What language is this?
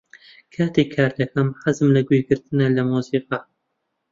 Central Kurdish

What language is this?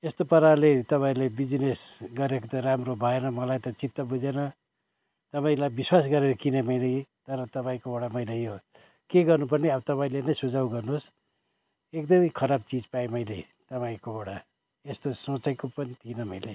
Nepali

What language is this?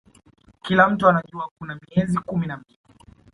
Swahili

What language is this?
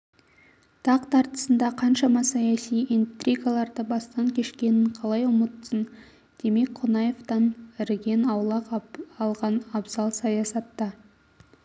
Kazakh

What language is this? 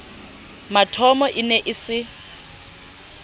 Southern Sotho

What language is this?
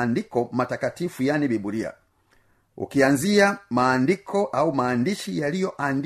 Swahili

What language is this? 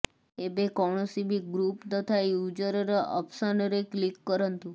Odia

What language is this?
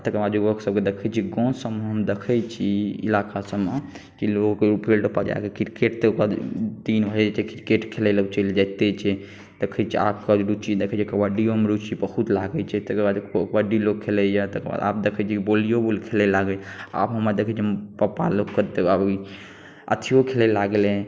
Maithili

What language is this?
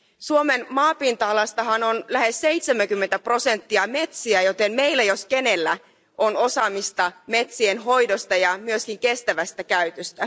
Finnish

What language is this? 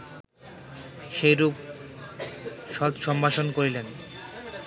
Bangla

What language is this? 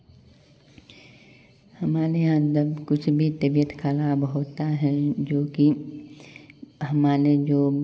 Hindi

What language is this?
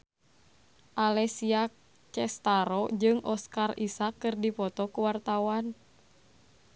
Sundanese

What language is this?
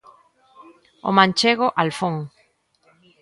Galician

